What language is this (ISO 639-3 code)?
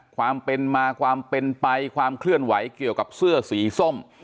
tha